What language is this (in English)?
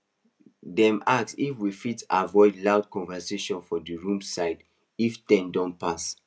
Nigerian Pidgin